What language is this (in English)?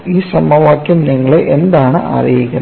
Malayalam